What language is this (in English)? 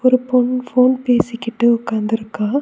Tamil